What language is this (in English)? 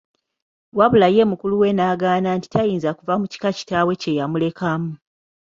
Ganda